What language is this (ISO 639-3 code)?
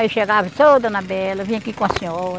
por